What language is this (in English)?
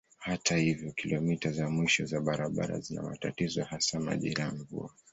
Swahili